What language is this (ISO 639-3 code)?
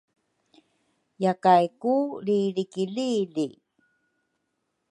dru